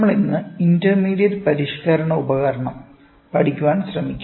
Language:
Malayalam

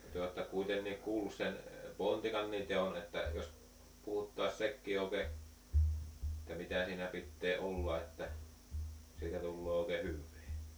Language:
Finnish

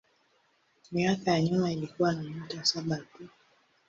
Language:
Swahili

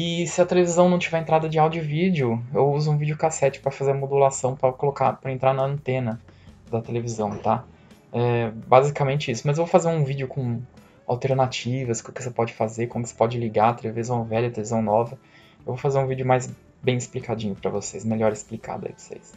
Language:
Portuguese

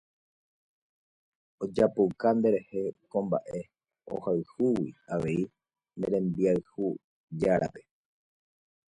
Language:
Guarani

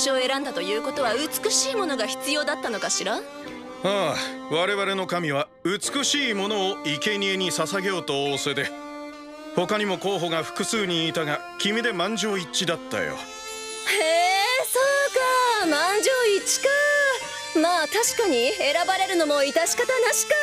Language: Japanese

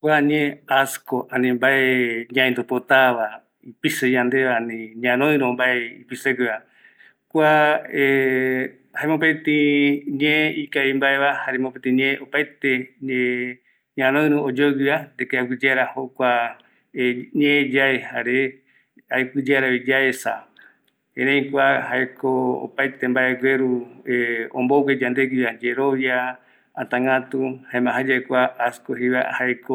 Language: Eastern Bolivian Guaraní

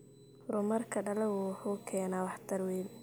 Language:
Somali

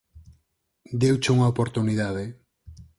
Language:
Galician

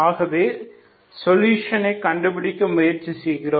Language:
Tamil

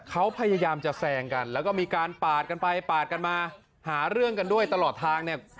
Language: Thai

